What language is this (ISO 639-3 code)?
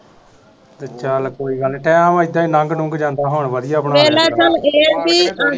pan